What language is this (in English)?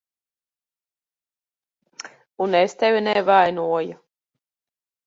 Latvian